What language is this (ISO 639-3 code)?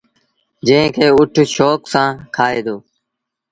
sbn